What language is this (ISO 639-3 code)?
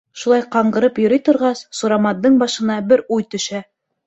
bak